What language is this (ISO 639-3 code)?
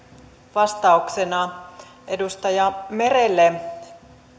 fin